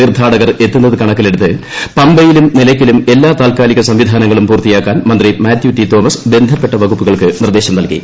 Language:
Malayalam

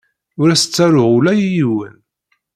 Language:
Kabyle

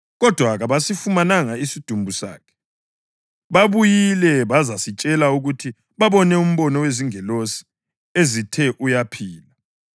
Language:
North Ndebele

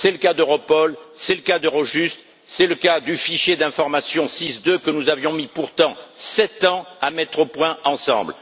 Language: French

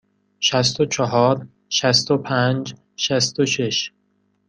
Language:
Persian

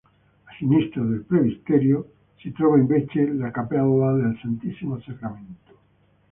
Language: Italian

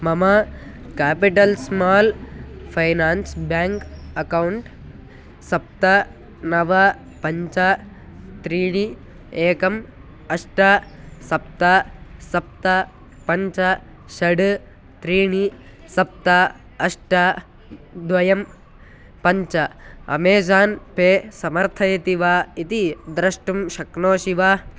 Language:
Sanskrit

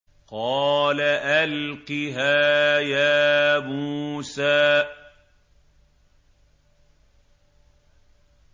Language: Arabic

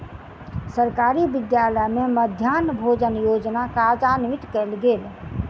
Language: Maithili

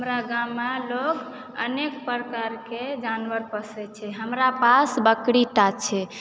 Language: Maithili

